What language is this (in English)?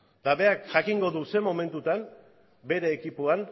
Basque